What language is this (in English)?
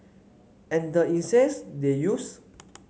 English